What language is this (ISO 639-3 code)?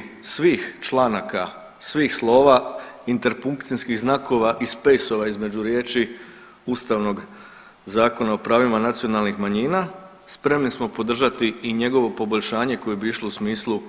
hrv